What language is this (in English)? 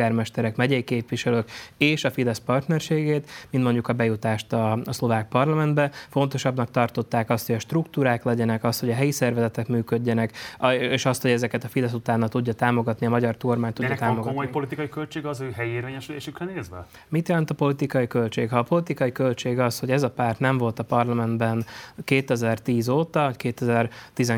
Hungarian